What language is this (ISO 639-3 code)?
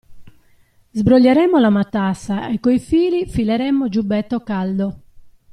ita